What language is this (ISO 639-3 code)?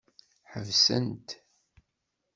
kab